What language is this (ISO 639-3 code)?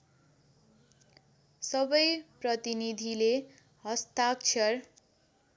nep